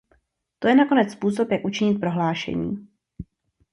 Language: Czech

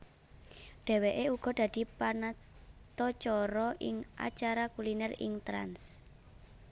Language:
Javanese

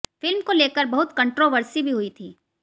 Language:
Hindi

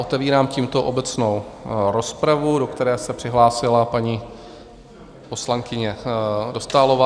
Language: Czech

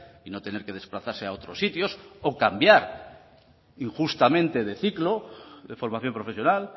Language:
Spanish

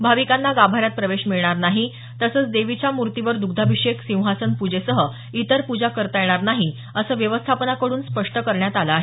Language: Marathi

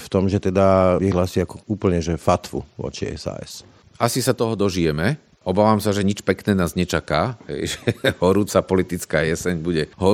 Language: Slovak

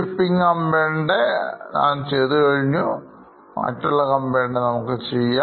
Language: Malayalam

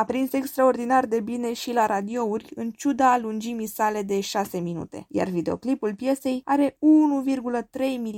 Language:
Romanian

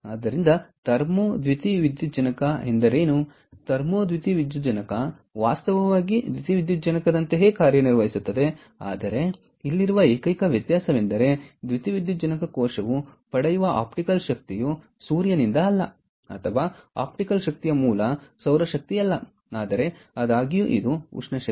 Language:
Kannada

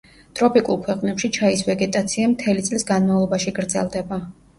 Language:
Georgian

